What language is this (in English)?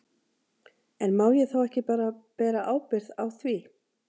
Icelandic